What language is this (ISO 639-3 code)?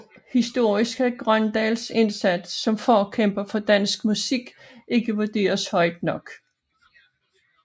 dan